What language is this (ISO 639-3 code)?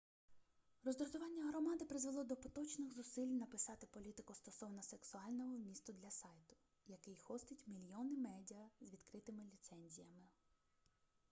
ukr